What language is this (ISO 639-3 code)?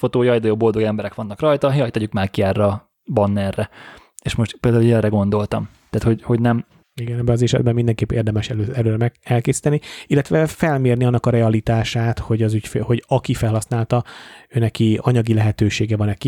hun